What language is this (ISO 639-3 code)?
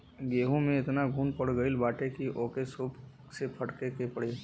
bho